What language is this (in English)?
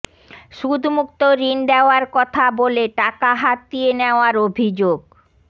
Bangla